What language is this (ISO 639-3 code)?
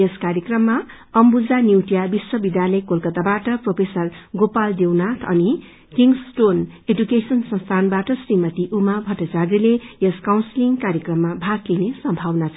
nep